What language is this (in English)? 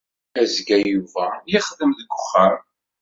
Kabyle